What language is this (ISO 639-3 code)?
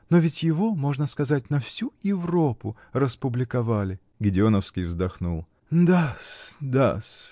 rus